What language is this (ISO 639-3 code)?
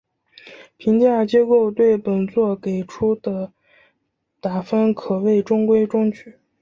zho